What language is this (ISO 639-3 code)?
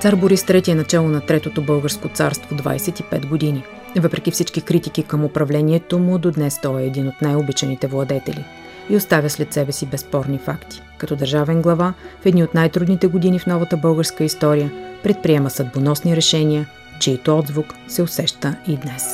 bul